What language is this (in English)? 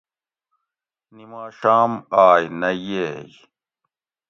Gawri